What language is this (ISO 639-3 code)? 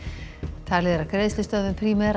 isl